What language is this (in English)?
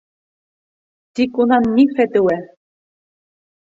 Bashkir